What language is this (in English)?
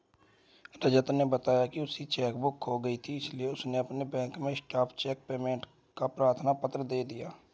Hindi